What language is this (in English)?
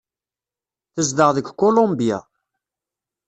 Kabyle